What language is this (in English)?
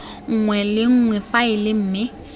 Tswana